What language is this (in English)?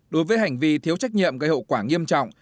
Vietnamese